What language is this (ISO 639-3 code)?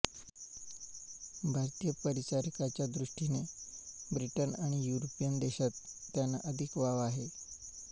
mar